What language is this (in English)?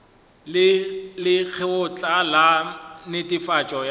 Northern Sotho